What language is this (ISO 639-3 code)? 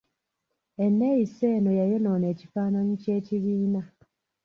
lug